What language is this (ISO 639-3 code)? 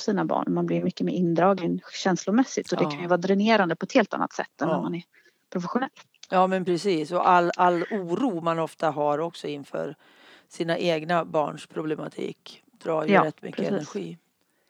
swe